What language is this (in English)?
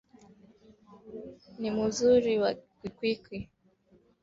Swahili